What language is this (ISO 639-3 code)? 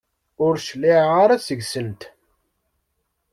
kab